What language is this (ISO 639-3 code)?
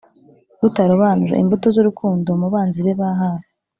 kin